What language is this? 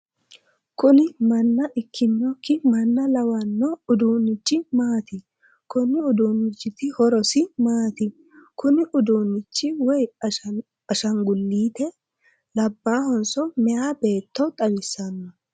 Sidamo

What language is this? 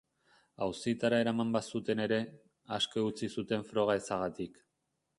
Basque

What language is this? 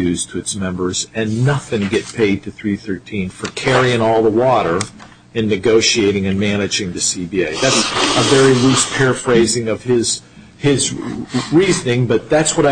English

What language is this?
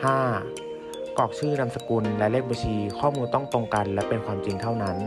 Thai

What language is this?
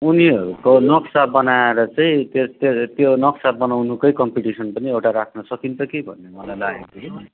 Nepali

